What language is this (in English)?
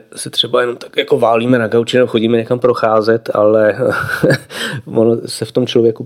Czech